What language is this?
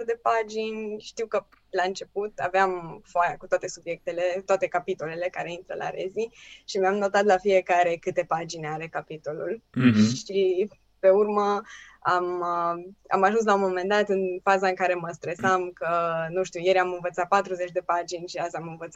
Romanian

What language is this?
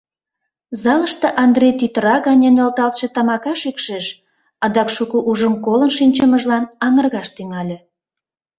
Mari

